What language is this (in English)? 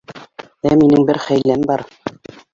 Bashkir